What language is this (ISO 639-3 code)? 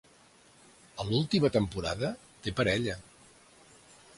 cat